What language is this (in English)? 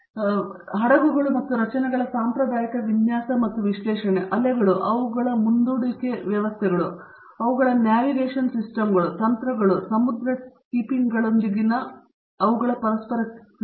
Kannada